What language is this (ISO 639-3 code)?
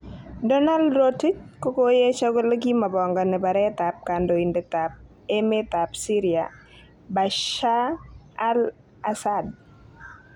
kln